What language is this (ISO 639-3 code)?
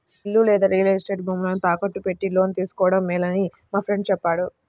tel